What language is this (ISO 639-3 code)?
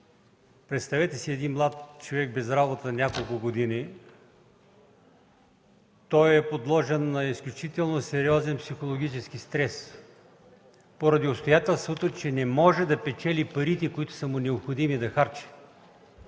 bul